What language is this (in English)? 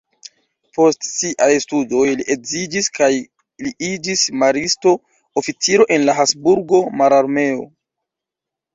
Esperanto